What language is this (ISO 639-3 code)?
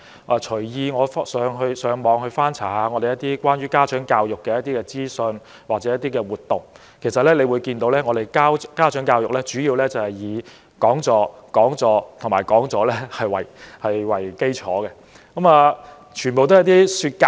yue